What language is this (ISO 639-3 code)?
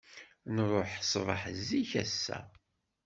kab